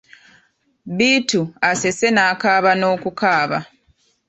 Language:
Ganda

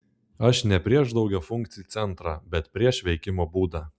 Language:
Lithuanian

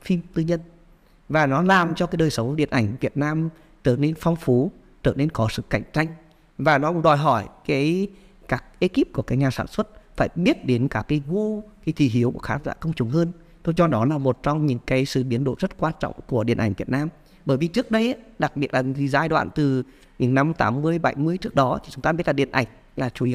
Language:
Vietnamese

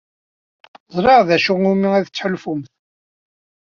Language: Kabyle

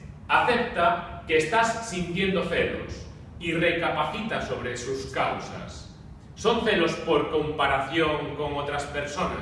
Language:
Spanish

